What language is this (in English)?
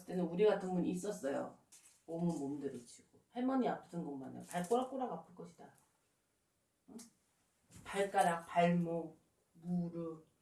Korean